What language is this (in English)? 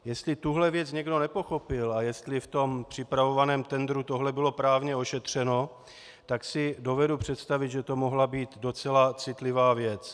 Czech